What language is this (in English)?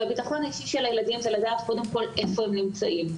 Hebrew